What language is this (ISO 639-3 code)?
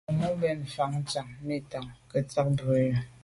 byv